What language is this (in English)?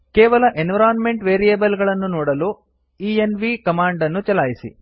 Kannada